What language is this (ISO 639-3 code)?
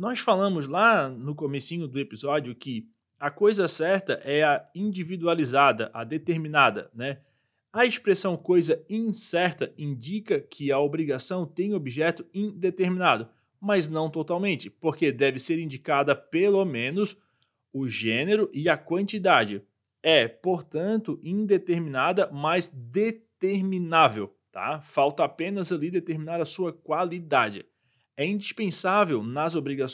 por